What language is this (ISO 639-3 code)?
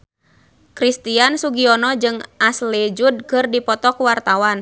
sun